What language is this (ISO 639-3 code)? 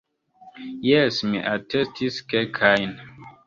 epo